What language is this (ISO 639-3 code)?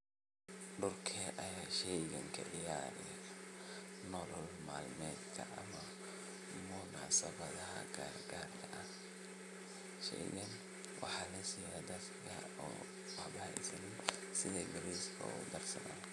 som